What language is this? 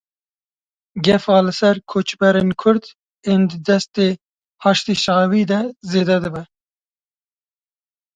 Kurdish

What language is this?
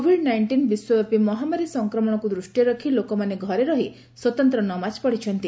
Odia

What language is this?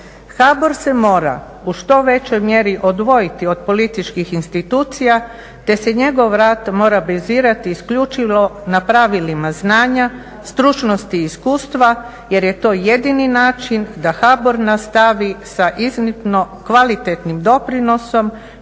Croatian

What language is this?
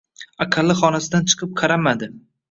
Uzbek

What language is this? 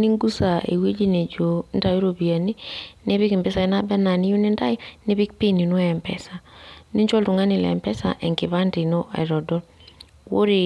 Masai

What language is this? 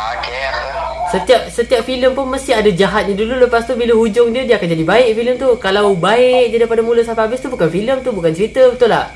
Malay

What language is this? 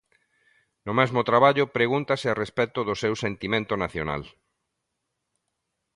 Galician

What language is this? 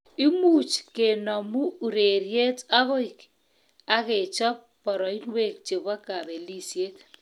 Kalenjin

